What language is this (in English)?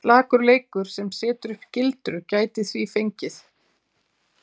Icelandic